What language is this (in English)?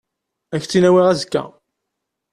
Kabyle